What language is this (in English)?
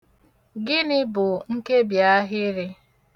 Igbo